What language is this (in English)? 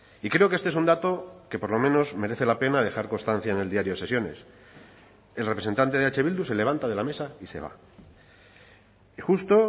Spanish